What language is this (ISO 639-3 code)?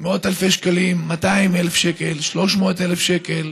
heb